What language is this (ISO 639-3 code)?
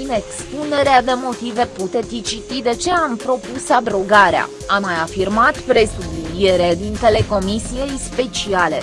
ron